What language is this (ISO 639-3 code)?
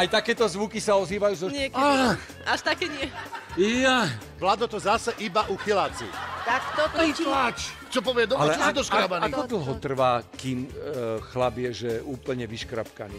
slk